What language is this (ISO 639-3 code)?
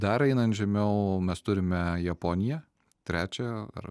lit